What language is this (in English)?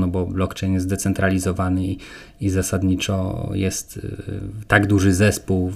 Polish